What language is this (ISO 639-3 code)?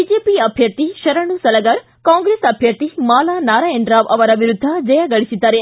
kan